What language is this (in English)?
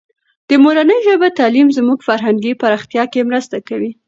Pashto